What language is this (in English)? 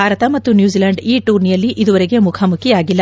Kannada